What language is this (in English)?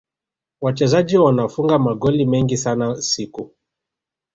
Swahili